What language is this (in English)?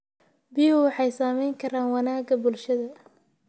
Somali